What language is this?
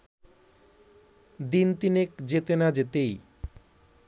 Bangla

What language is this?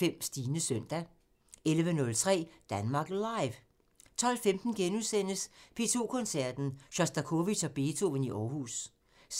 Danish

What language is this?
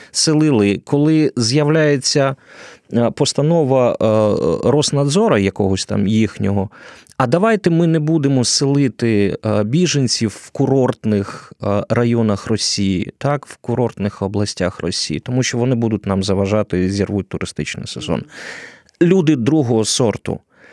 Ukrainian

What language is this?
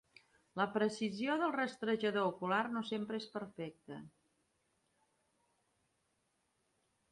Catalan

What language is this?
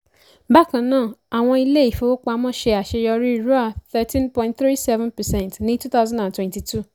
Yoruba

